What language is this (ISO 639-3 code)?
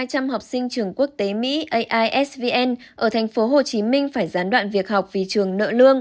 vie